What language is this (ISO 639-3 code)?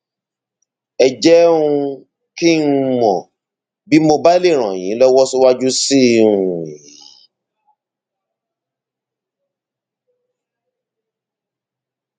yor